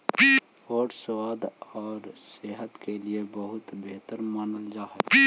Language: Magahi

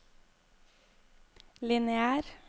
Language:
Norwegian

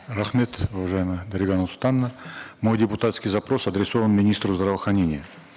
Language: Kazakh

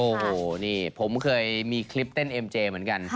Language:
Thai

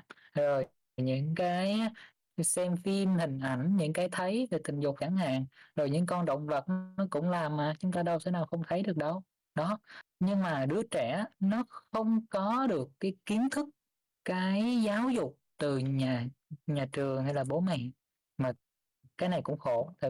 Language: Vietnamese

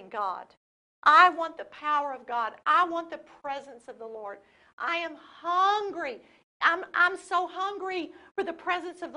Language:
English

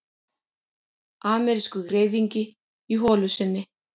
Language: Icelandic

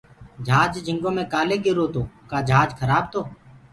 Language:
Gurgula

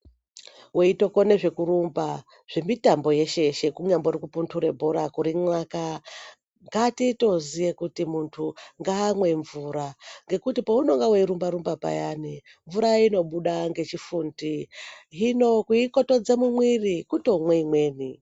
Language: Ndau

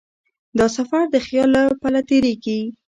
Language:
Pashto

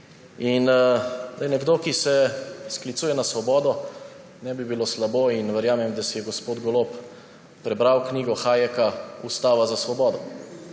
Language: Slovenian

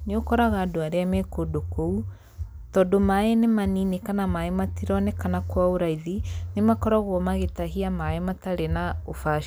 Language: Kikuyu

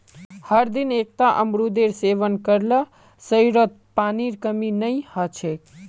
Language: Magahi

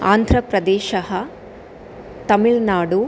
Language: Sanskrit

